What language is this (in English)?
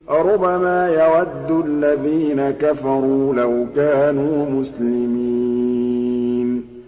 Arabic